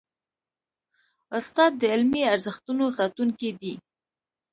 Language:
Pashto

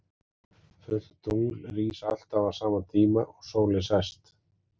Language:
Icelandic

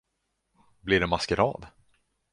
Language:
Swedish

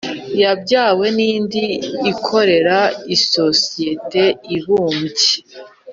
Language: Kinyarwanda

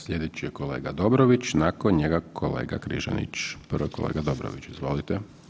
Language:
Croatian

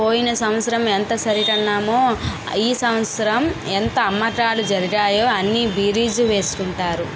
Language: Telugu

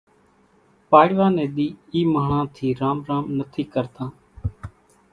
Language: Kachi Koli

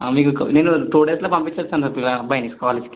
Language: Telugu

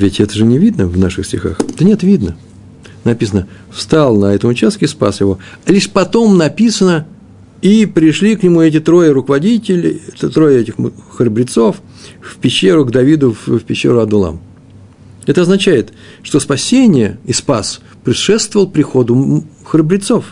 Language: Russian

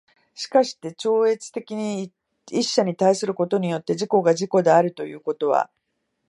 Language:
Japanese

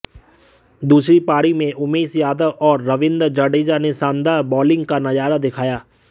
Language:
Hindi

